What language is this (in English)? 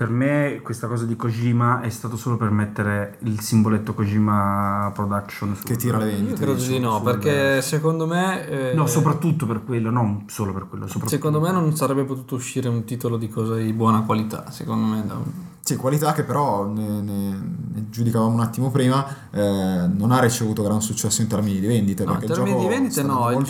Italian